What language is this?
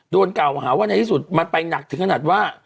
Thai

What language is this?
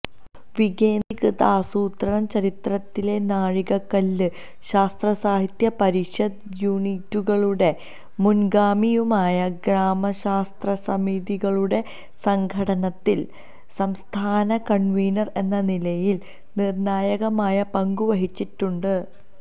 Malayalam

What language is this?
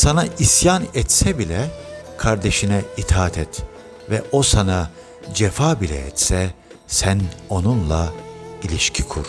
Turkish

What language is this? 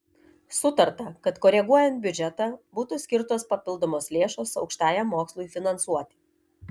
Lithuanian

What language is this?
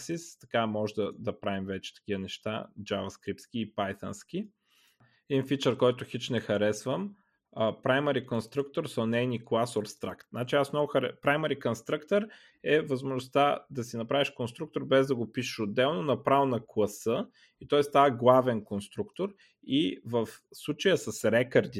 Bulgarian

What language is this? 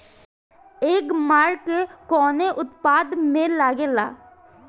Bhojpuri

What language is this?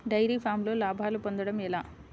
Telugu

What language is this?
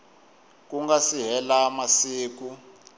Tsonga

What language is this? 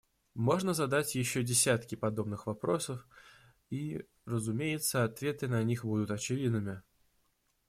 Russian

